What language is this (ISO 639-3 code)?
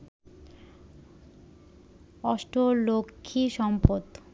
ben